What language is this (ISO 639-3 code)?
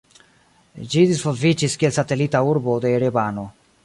epo